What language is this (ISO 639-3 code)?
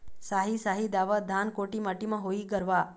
hne